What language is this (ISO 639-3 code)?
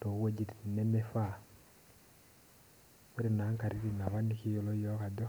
mas